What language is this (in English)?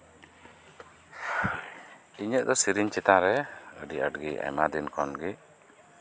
Santali